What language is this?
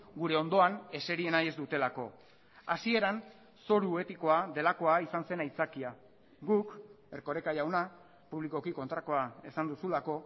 Basque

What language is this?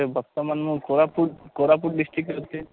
Odia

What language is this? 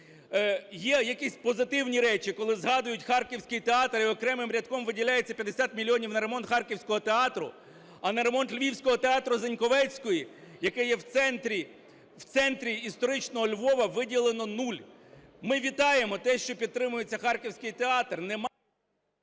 Ukrainian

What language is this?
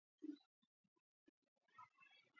Georgian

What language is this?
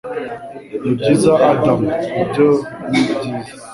Kinyarwanda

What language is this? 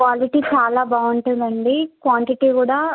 Telugu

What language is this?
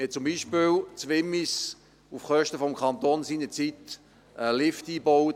Swiss German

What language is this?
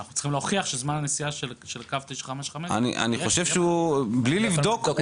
Hebrew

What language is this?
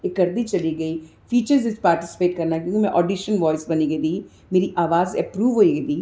Dogri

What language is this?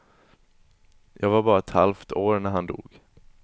Swedish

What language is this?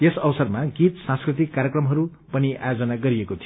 Nepali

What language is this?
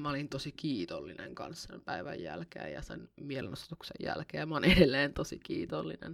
Finnish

